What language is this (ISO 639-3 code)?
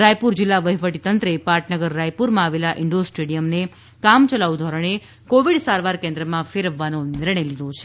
guj